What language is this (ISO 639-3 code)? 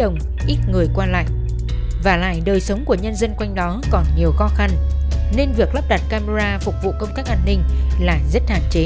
vie